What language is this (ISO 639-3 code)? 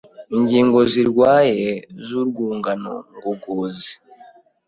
kin